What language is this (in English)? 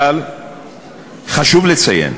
Hebrew